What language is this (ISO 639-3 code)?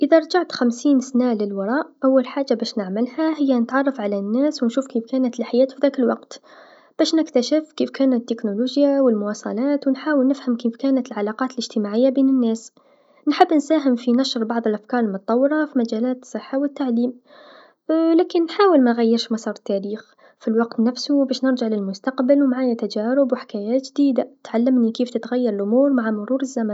aeb